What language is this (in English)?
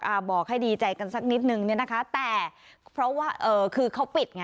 Thai